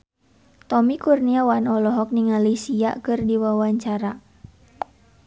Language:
Sundanese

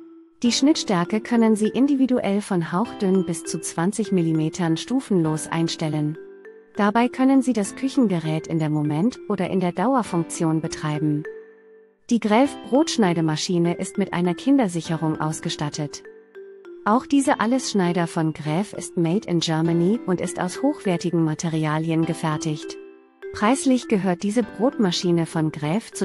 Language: German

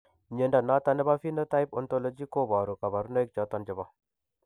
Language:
Kalenjin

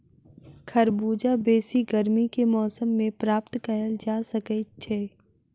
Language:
Maithili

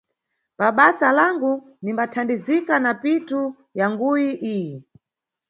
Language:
Nyungwe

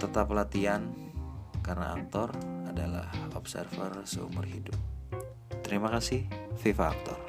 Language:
Indonesian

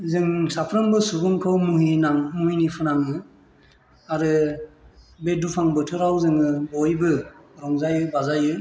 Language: Bodo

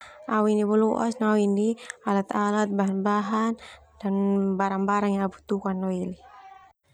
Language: Termanu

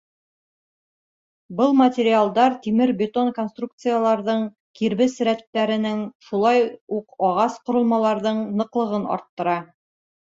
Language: Bashkir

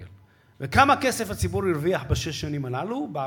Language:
Hebrew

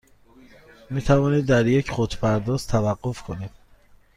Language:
Persian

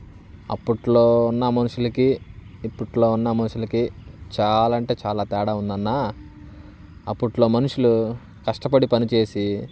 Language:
Telugu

